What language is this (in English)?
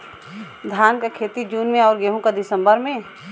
Bhojpuri